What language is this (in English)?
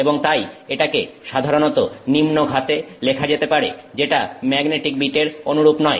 Bangla